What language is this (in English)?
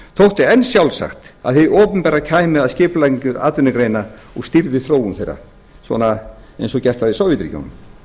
Icelandic